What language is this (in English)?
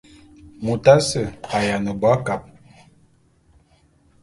Bulu